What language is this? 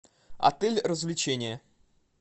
Russian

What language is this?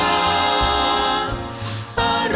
Thai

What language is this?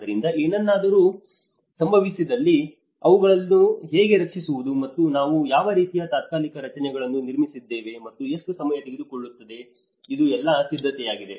Kannada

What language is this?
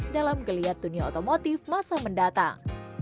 Indonesian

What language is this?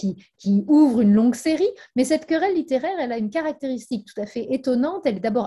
French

